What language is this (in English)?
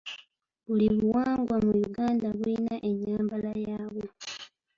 Ganda